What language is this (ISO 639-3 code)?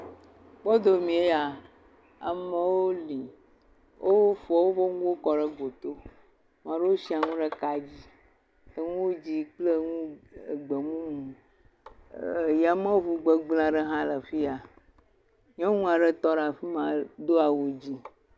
ewe